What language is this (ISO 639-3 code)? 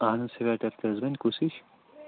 kas